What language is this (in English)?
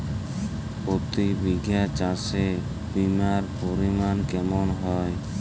Bangla